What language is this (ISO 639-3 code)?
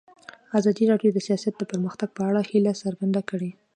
pus